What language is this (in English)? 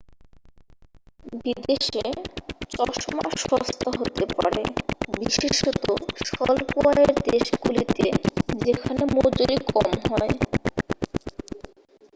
Bangla